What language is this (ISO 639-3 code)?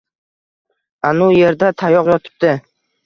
uzb